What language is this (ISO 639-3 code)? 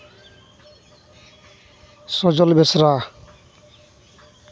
sat